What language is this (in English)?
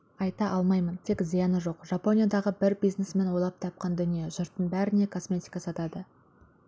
Kazakh